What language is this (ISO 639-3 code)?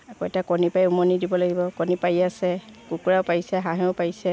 asm